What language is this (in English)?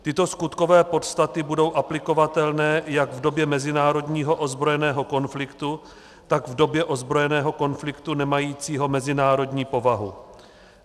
Czech